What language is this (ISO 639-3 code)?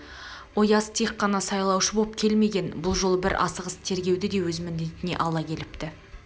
kaz